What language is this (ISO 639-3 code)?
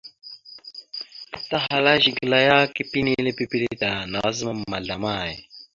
mxu